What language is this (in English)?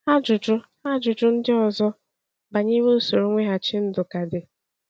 Igbo